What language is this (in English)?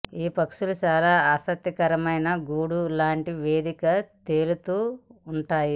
Telugu